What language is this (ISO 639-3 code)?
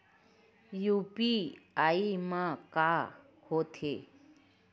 hne